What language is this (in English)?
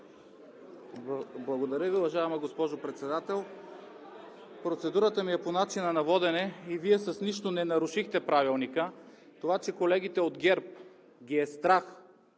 Bulgarian